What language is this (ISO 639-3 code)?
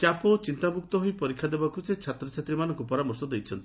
ori